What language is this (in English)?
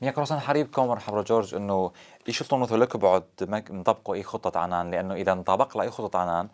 Arabic